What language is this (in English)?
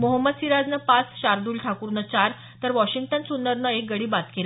Marathi